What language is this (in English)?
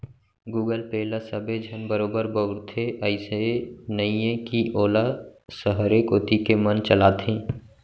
Chhattisgarhi